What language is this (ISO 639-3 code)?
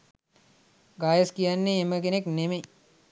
sin